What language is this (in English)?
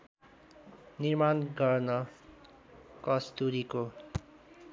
Nepali